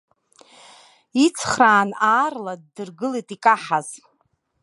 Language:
Abkhazian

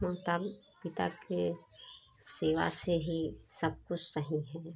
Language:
Hindi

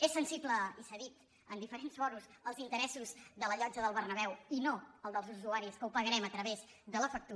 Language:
Catalan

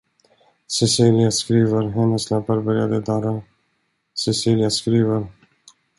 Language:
Swedish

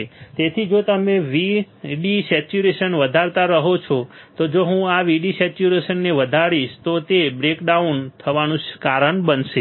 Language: Gujarati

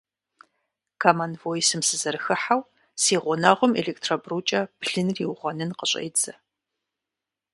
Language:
Kabardian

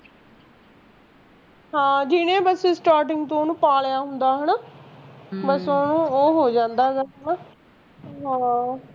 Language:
Punjabi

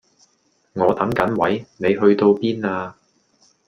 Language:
Cantonese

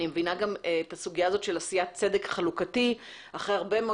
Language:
Hebrew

